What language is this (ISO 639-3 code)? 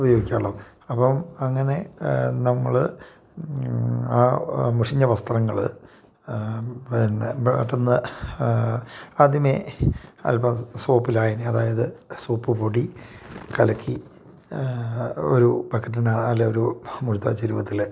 mal